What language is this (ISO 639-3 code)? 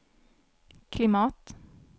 swe